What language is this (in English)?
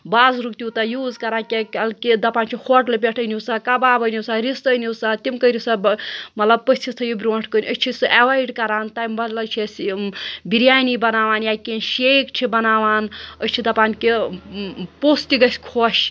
Kashmiri